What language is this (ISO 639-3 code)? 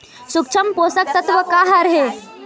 hne